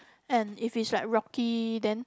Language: English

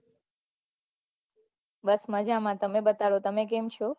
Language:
Gujarati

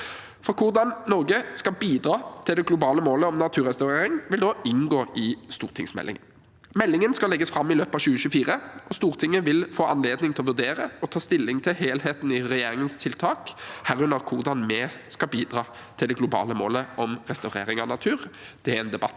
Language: Norwegian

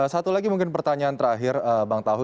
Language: Indonesian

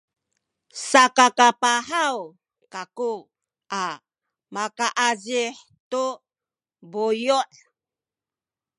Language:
Sakizaya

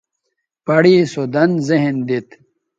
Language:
Bateri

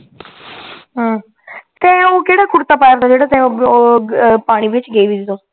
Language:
Punjabi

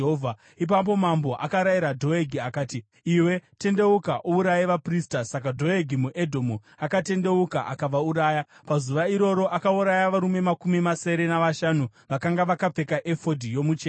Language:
Shona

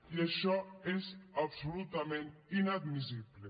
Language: Catalan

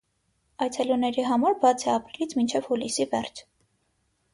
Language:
Armenian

